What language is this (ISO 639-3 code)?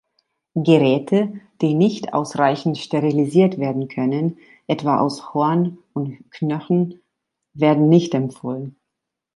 deu